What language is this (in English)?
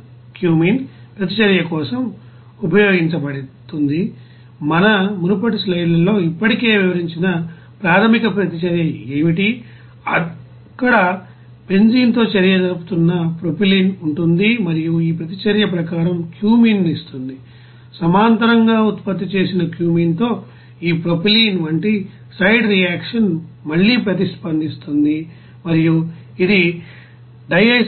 Telugu